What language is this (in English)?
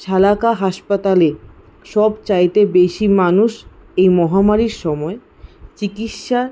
Bangla